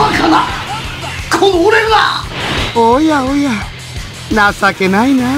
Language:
Japanese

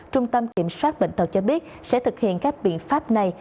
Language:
Vietnamese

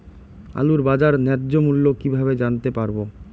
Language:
Bangla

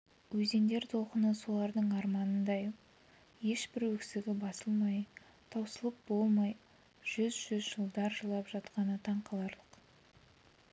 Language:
Kazakh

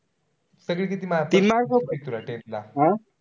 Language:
Marathi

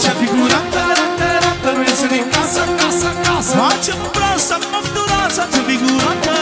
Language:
Romanian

